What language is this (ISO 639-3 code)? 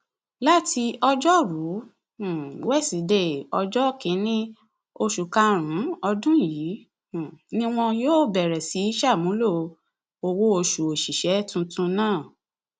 yor